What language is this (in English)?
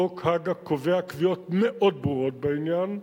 Hebrew